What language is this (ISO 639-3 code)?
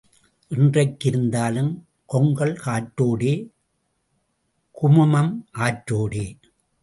tam